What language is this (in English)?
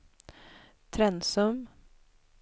Swedish